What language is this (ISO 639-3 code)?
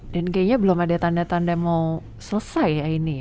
ind